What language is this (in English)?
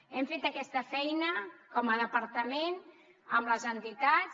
Catalan